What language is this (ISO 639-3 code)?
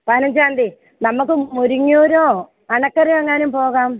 mal